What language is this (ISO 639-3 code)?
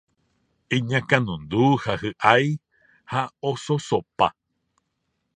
grn